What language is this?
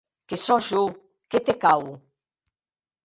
Occitan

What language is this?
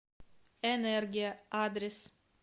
Russian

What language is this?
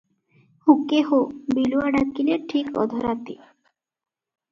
Odia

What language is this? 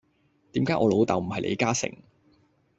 Cantonese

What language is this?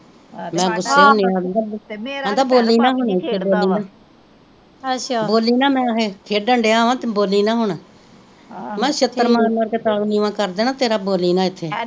Punjabi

